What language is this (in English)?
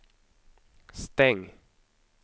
Swedish